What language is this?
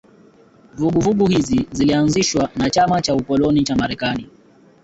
Swahili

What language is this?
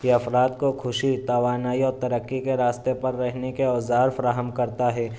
Urdu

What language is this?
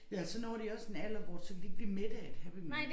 Danish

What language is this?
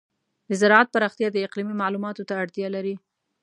Pashto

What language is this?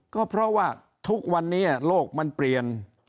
Thai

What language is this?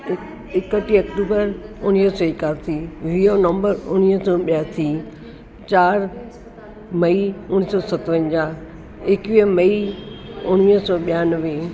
Sindhi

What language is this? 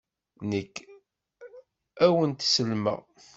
Kabyle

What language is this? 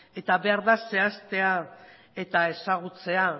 Basque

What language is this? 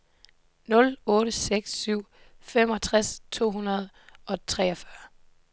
Danish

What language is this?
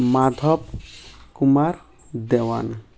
Odia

